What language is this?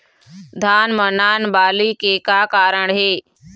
Chhattisgarhi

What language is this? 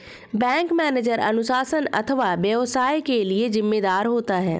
Hindi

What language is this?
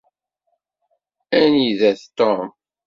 Kabyle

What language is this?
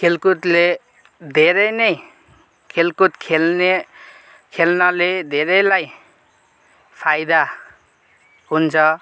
Nepali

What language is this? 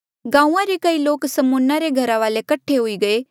Mandeali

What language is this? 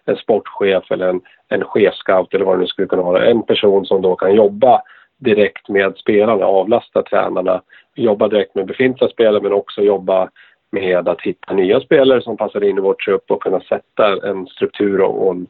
Swedish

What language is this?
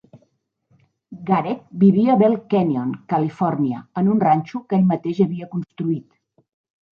Catalan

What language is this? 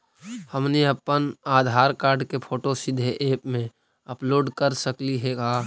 Magahi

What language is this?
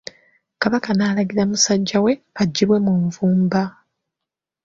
Ganda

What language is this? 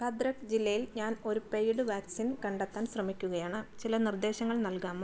Malayalam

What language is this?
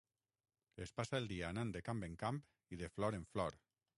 Catalan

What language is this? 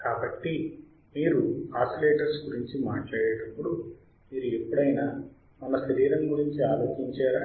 Telugu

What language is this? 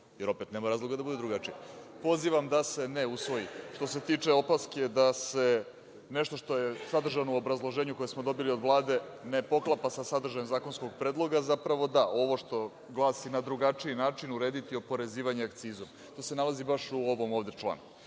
Serbian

